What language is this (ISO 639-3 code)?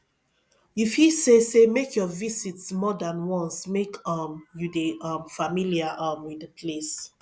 pcm